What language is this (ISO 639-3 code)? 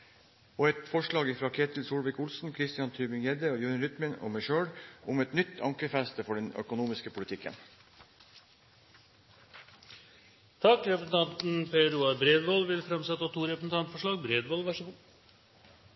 nor